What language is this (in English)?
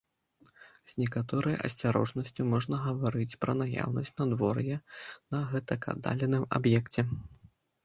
Belarusian